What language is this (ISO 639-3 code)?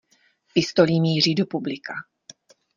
ces